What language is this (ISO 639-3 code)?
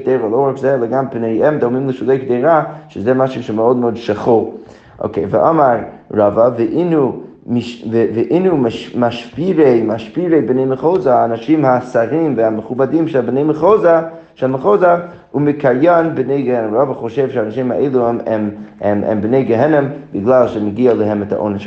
heb